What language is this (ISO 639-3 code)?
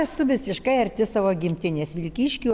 lit